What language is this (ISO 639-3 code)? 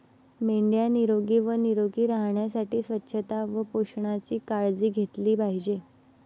mar